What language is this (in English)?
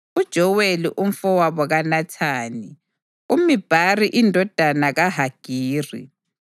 North Ndebele